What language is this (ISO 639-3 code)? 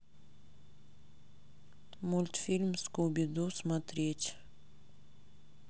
rus